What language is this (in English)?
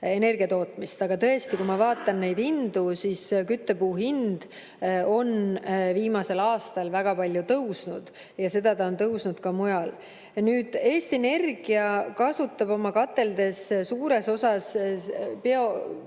Estonian